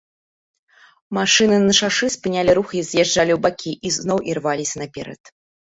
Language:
Belarusian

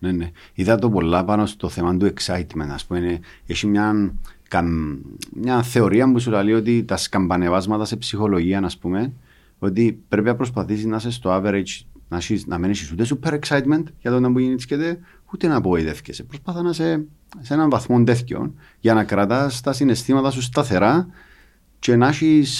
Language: Greek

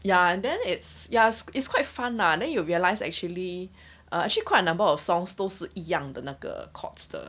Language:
English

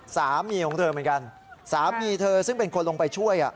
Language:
Thai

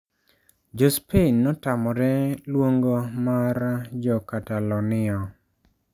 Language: Luo (Kenya and Tanzania)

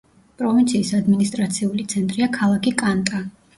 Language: Georgian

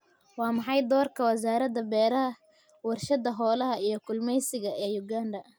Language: Somali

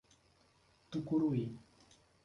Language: Portuguese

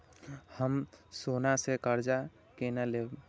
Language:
Maithili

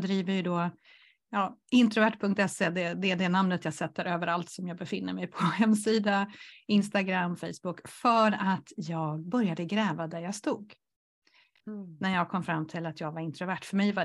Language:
Swedish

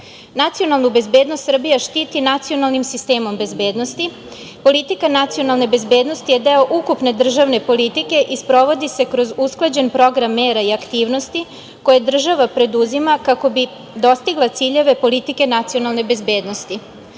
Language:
Serbian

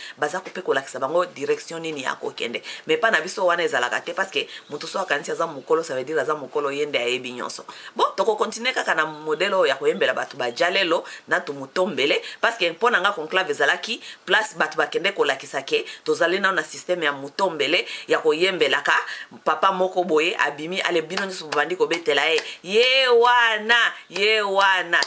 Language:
French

